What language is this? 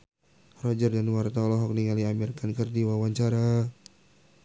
Sundanese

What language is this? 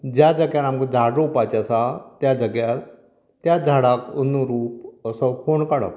Konkani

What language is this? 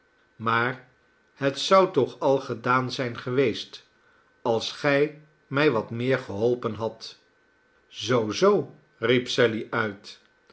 Dutch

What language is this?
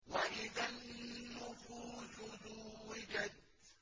Arabic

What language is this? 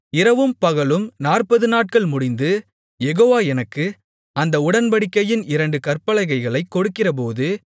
Tamil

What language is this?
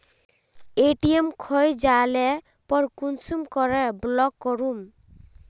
Magahi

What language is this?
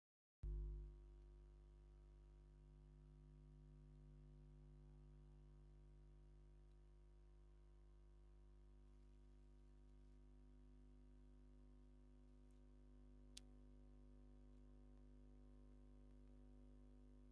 Tigrinya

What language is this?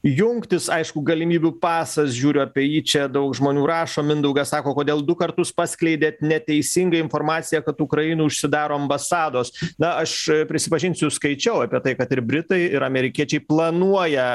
Lithuanian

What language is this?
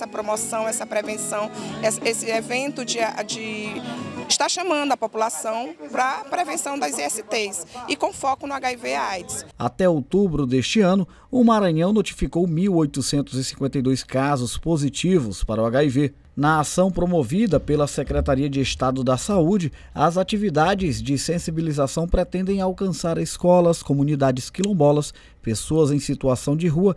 Portuguese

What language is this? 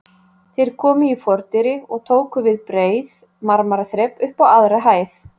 Icelandic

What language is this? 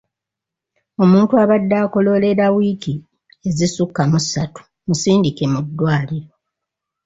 Ganda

